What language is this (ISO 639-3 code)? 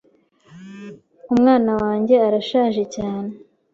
kin